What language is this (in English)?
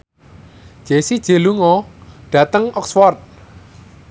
Javanese